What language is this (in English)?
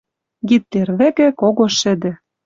Western Mari